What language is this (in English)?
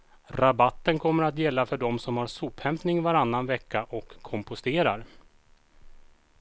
Swedish